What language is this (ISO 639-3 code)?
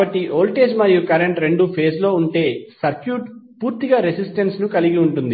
tel